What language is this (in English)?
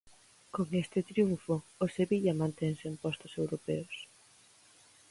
Galician